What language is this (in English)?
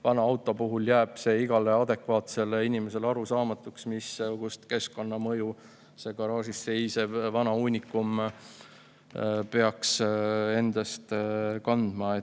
Estonian